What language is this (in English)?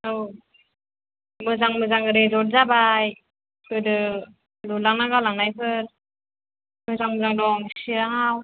Bodo